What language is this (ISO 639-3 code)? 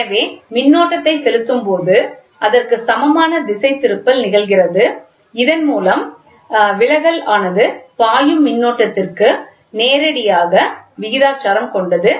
tam